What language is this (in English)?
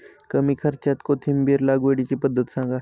Marathi